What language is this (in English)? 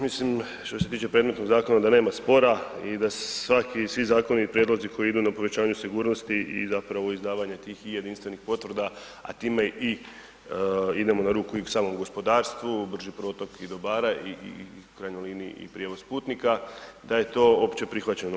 Croatian